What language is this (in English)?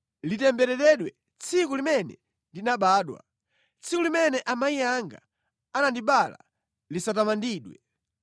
Nyanja